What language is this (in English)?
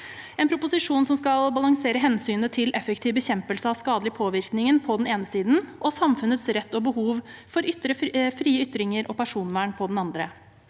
Norwegian